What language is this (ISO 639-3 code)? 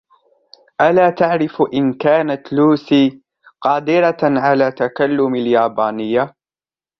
ara